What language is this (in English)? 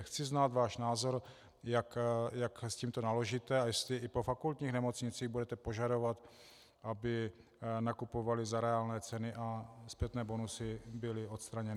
Czech